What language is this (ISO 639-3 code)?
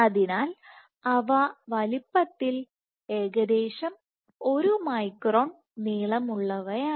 mal